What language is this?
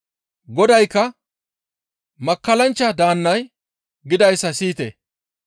Gamo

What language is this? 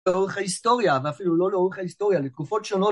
Hebrew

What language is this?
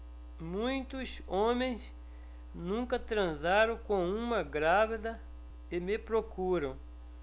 Portuguese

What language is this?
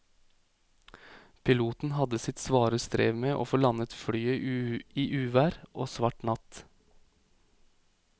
Norwegian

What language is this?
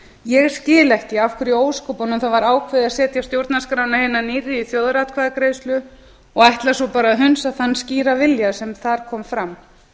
Icelandic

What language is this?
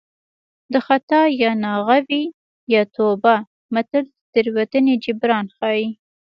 Pashto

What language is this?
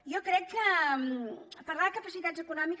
Catalan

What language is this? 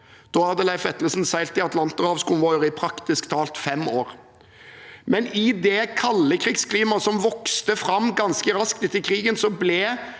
Norwegian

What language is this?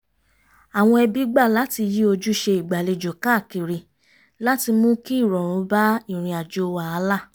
Yoruba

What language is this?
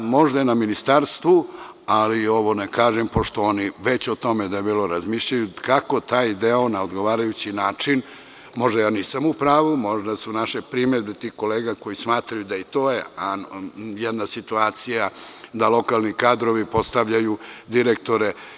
Serbian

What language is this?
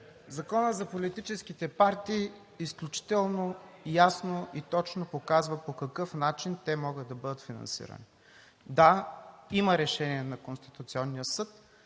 Bulgarian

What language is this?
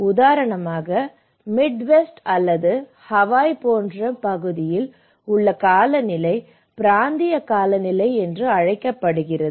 Tamil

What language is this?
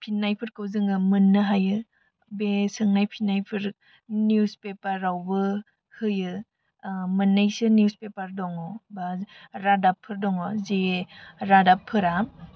Bodo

